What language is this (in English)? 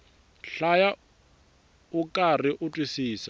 Tsonga